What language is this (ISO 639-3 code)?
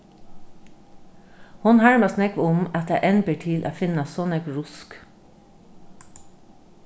fao